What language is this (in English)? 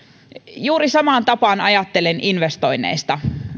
Finnish